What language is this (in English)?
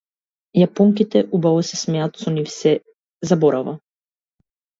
Macedonian